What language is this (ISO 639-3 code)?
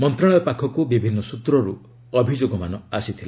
ori